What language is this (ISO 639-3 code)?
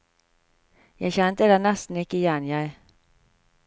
nor